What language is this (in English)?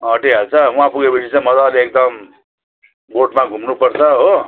Nepali